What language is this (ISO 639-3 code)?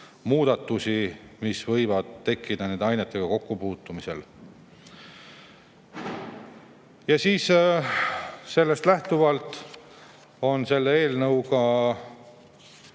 est